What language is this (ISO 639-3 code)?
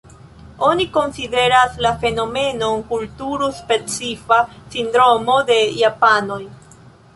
epo